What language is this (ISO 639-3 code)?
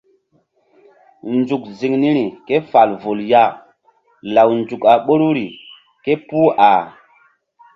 mdd